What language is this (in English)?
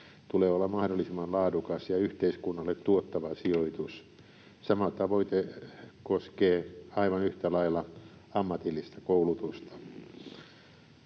Finnish